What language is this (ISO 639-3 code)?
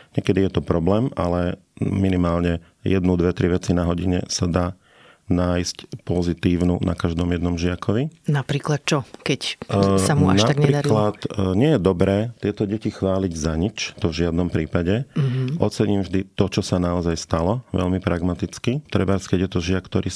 slk